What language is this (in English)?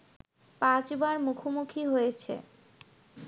Bangla